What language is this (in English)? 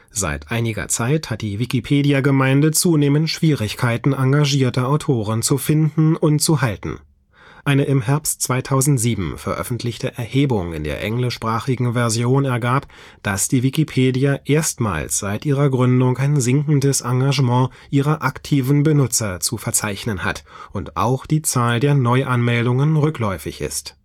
German